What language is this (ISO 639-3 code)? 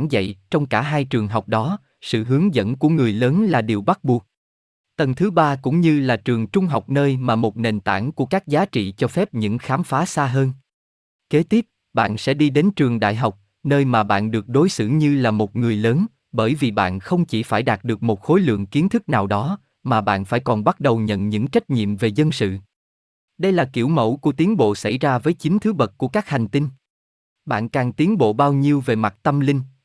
vie